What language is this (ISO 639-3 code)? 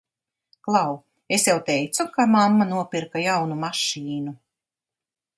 lav